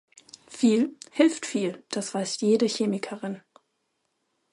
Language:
German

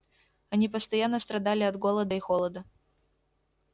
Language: Russian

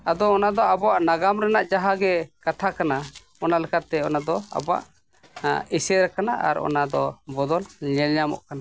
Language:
Santali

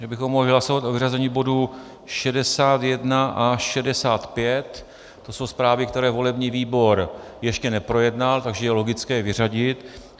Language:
Czech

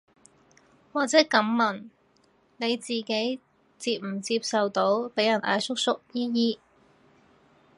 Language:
Cantonese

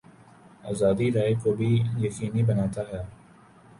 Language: Urdu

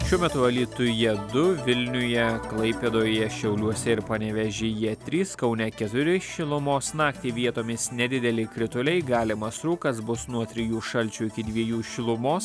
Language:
Lithuanian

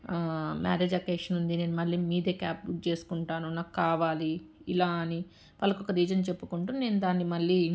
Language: Telugu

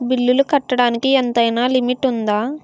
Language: Telugu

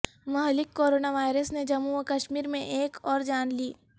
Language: Urdu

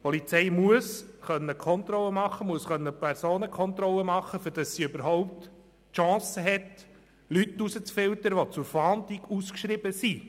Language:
Swiss German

